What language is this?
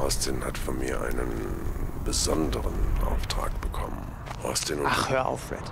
German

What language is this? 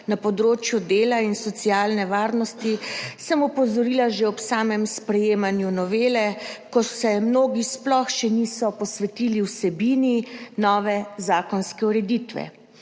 Slovenian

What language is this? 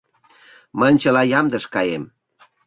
Mari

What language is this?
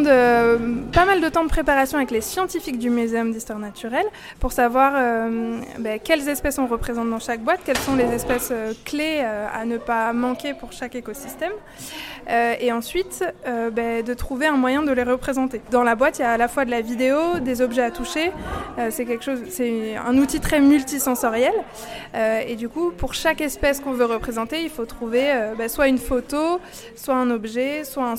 French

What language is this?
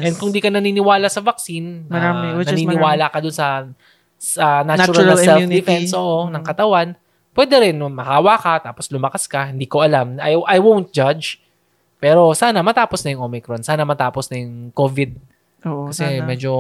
Filipino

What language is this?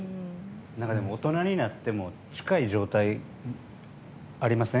Japanese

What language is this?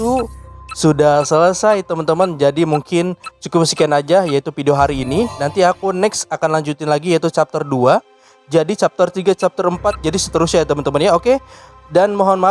Indonesian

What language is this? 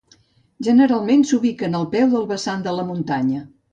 Catalan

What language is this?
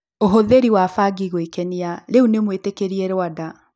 Kikuyu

